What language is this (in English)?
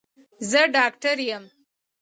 Pashto